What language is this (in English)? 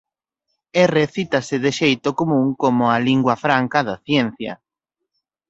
Galician